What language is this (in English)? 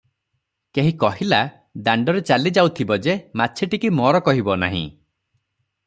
Odia